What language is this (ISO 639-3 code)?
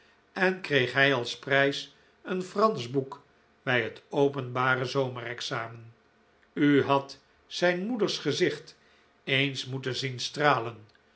nld